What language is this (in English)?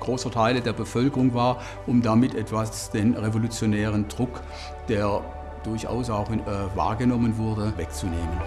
German